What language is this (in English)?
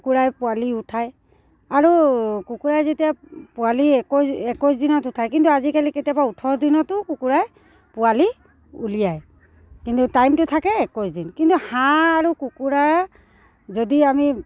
Assamese